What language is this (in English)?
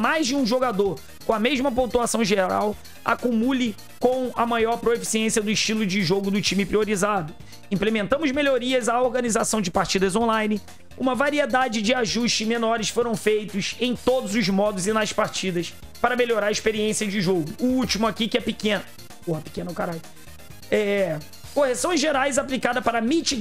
Portuguese